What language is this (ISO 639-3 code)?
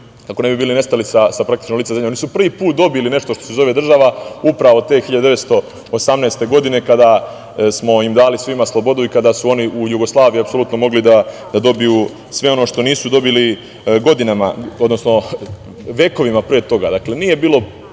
srp